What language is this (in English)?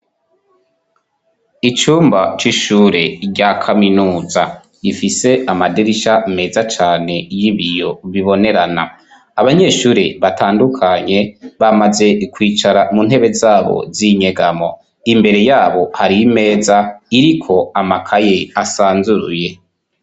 Rundi